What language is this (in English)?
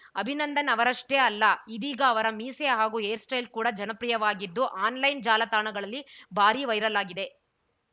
Kannada